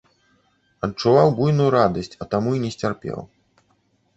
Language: Belarusian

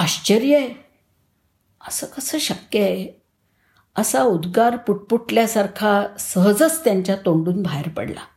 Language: Marathi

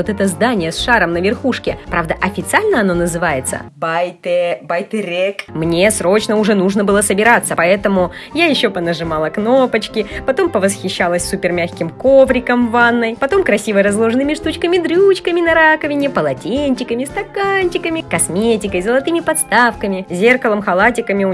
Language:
Russian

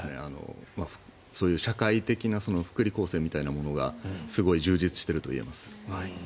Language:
Japanese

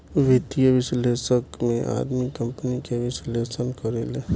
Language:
Bhojpuri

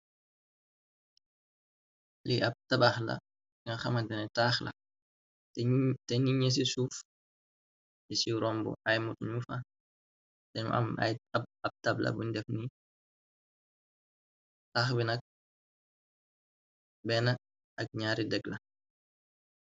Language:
Wolof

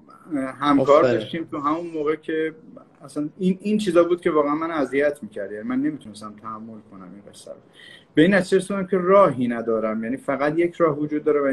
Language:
Persian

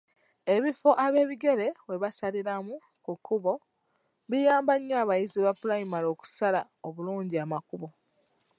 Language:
Ganda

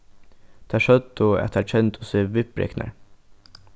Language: Faroese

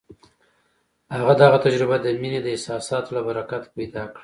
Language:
Pashto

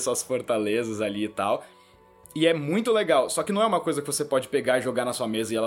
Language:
Portuguese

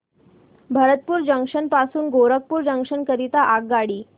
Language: Marathi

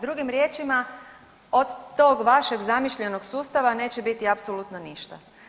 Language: Croatian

